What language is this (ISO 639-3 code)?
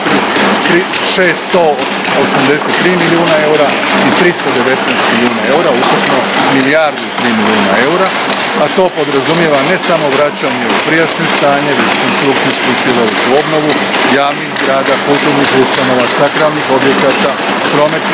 hrv